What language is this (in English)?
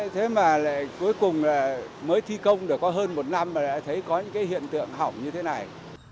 Vietnamese